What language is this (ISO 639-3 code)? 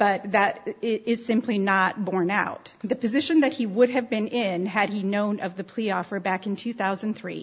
eng